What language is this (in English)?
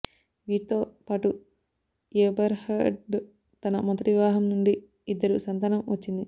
Telugu